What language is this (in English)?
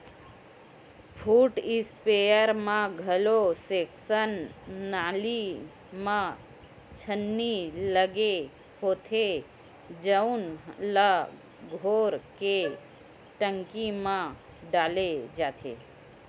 Chhattisgarhi